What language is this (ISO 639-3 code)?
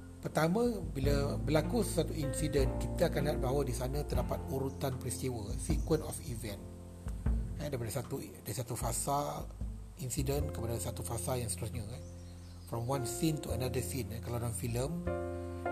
msa